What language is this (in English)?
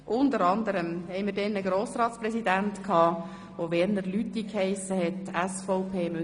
Swiss German